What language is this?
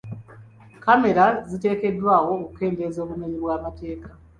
Ganda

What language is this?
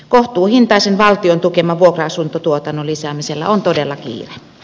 Finnish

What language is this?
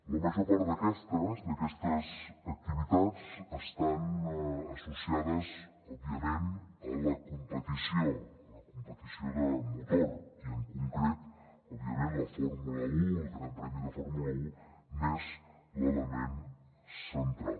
Catalan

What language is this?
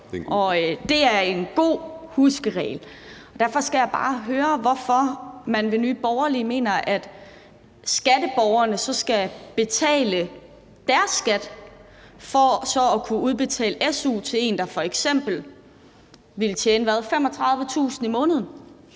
Danish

